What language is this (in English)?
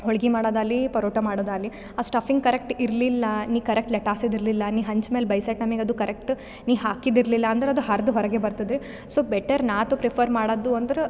Kannada